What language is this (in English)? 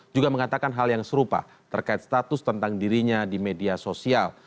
Indonesian